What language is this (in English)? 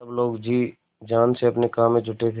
Hindi